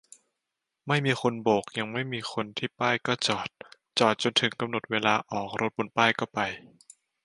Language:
Thai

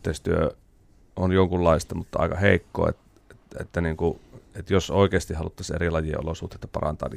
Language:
Finnish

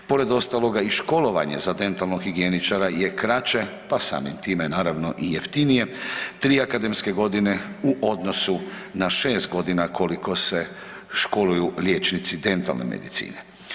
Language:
Croatian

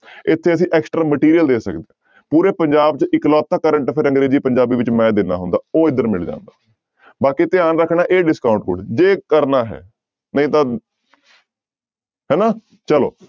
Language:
Punjabi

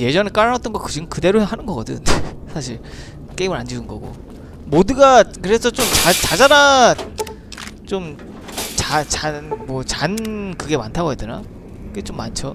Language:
Korean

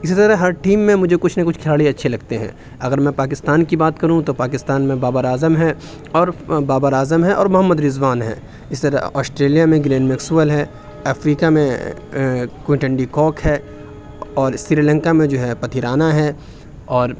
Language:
Urdu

